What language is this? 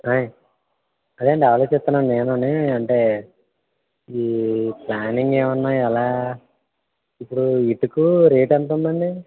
Telugu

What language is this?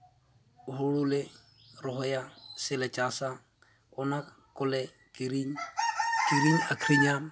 Santali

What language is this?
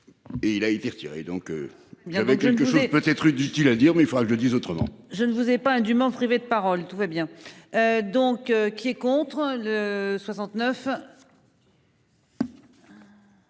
French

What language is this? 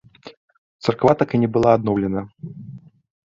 Belarusian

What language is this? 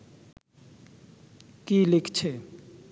Bangla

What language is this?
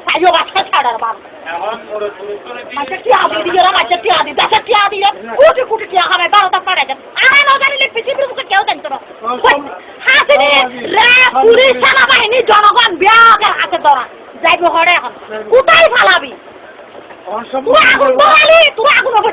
Bangla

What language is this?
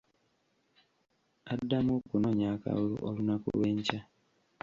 Ganda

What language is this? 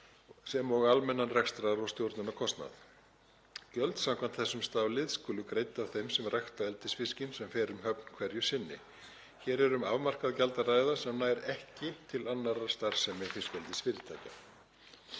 Icelandic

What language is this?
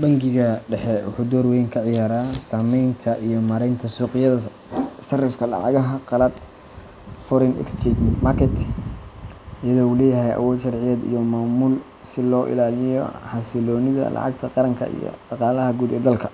Somali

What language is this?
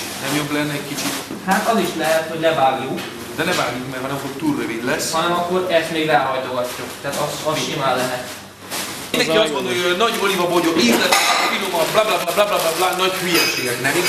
Hungarian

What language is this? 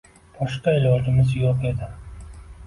Uzbek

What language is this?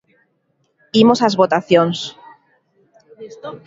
Galician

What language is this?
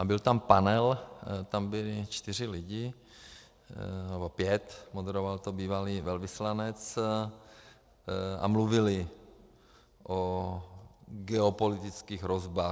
Czech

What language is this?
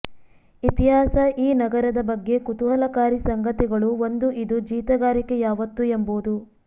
Kannada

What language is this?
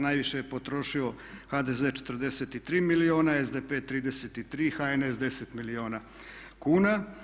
Croatian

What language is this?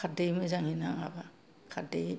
Bodo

